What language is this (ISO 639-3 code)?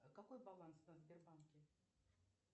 rus